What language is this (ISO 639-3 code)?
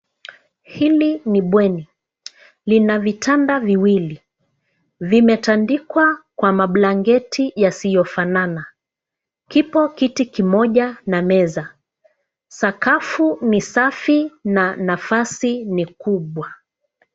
swa